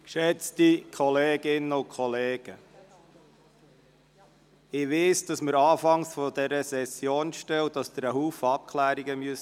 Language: Swiss German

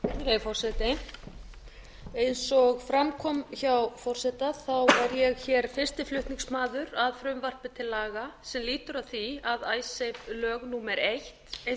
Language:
Icelandic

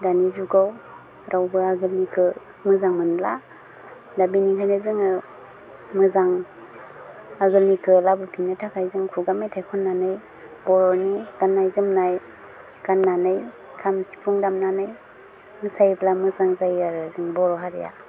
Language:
Bodo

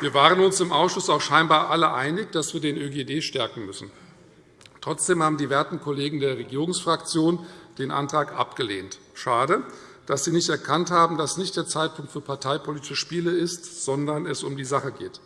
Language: German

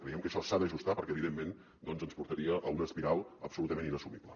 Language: Catalan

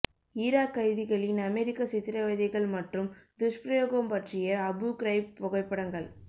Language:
Tamil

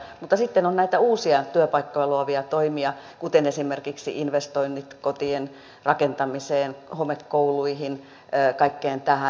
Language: Finnish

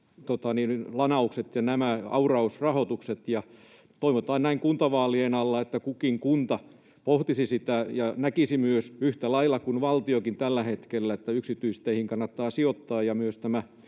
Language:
Finnish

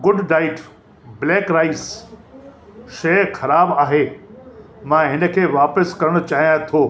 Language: Sindhi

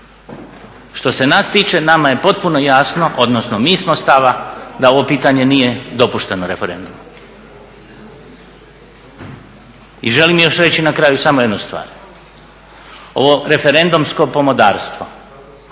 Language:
Croatian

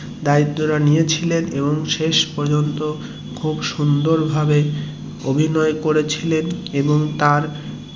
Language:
Bangla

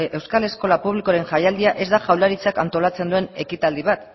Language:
Basque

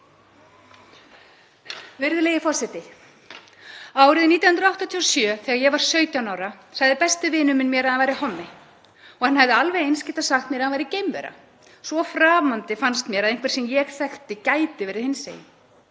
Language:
Icelandic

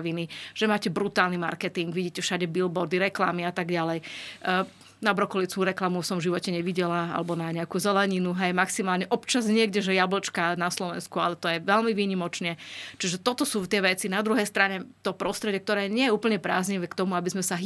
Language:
Slovak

